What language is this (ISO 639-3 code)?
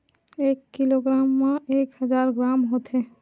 hne